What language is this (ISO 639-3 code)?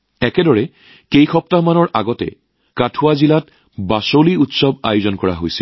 asm